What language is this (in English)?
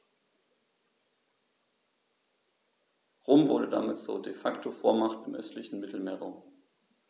German